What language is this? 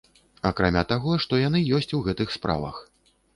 Belarusian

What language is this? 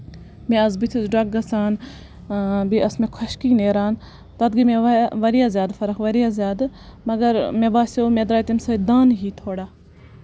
Kashmiri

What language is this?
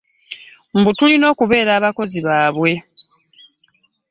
Ganda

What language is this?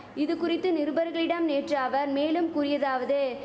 Tamil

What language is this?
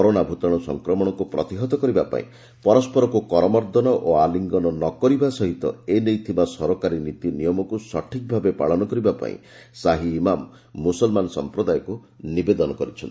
Odia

